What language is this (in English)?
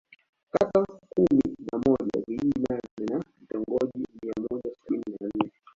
Swahili